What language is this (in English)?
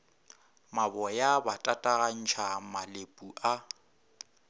Northern Sotho